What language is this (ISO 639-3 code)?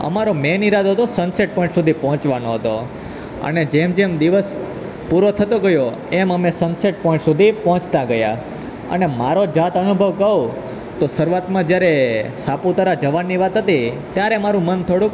guj